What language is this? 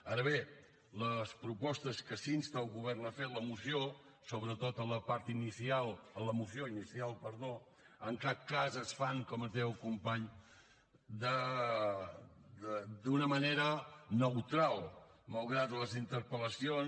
Catalan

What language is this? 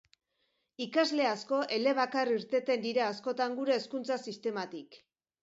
Basque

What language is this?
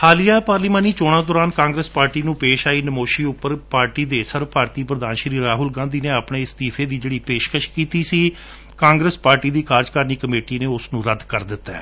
Punjabi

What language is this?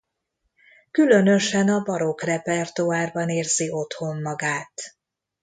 Hungarian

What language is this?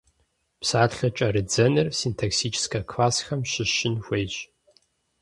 Kabardian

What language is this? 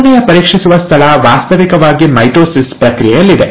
Kannada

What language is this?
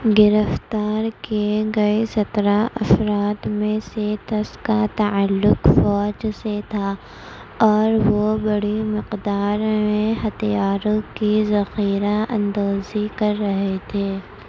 Urdu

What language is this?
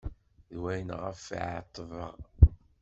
Kabyle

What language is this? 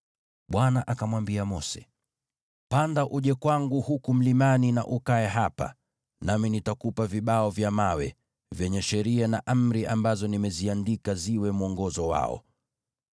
Swahili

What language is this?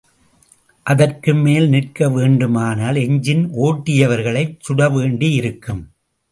Tamil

